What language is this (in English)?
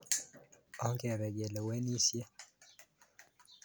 Kalenjin